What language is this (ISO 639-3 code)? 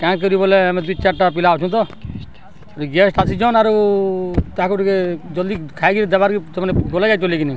ori